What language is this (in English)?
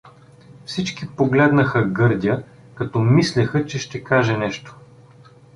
Bulgarian